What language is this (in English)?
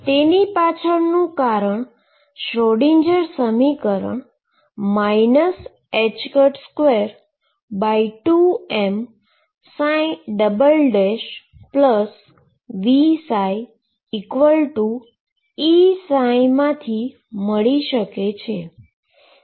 Gujarati